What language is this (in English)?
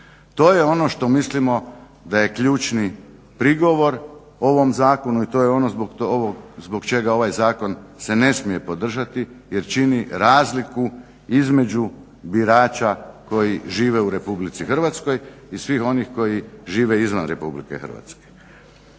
Croatian